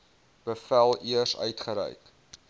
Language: Afrikaans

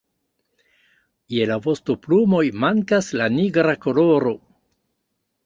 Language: Esperanto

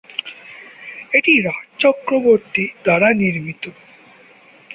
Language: Bangla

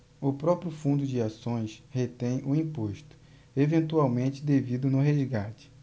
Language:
Portuguese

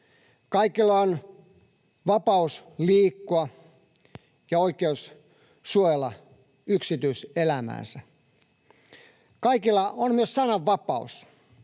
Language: Finnish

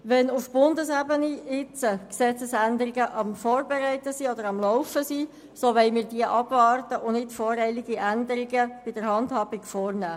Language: Swiss German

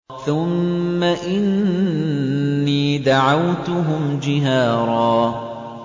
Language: Arabic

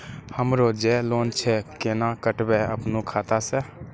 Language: Maithili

